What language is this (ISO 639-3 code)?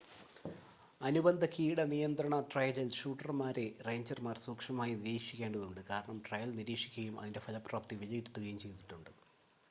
mal